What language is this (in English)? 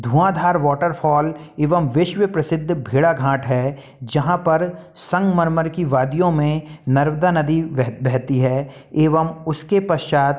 Hindi